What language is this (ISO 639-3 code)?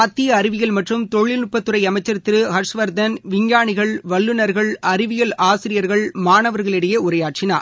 tam